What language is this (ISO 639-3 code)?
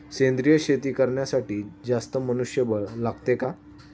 mar